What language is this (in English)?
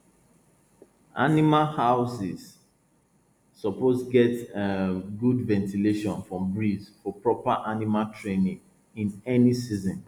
Nigerian Pidgin